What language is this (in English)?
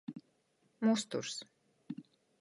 Latgalian